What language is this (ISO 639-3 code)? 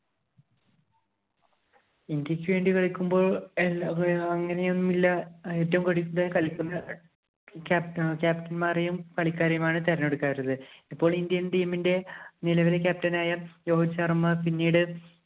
mal